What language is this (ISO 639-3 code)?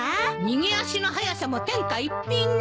jpn